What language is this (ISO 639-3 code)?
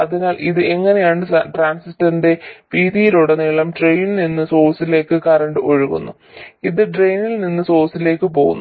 mal